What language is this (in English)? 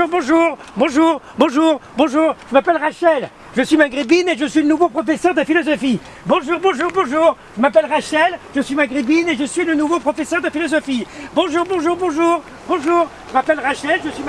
French